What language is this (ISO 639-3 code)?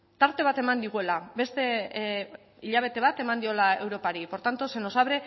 eus